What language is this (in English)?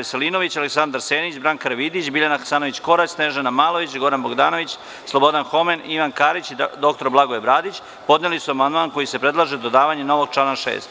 Serbian